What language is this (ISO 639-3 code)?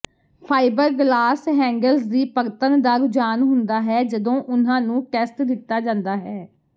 pan